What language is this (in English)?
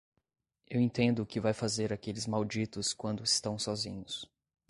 Portuguese